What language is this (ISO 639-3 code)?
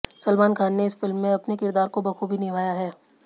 hin